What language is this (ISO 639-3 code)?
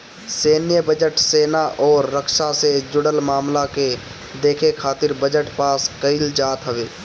bho